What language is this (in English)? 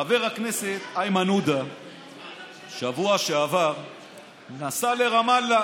Hebrew